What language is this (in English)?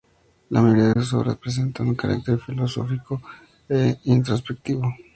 Spanish